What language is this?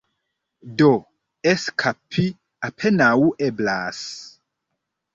Esperanto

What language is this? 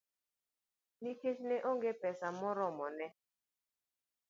Luo (Kenya and Tanzania)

